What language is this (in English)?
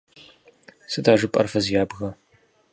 Kabardian